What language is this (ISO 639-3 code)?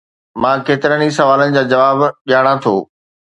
snd